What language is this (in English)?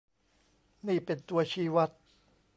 Thai